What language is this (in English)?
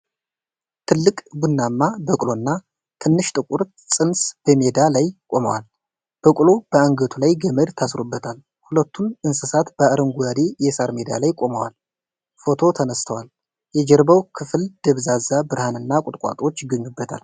Amharic